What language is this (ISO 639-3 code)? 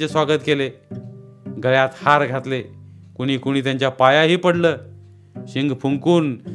mar